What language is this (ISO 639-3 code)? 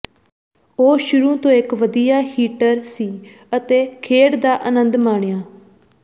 pan